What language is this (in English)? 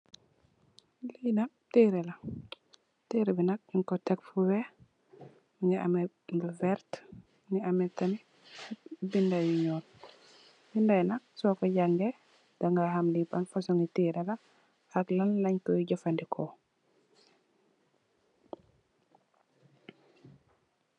Wolof